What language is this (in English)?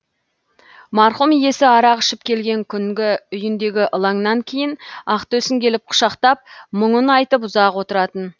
Kazakh